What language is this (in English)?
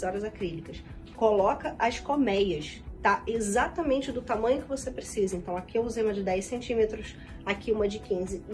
Portuguese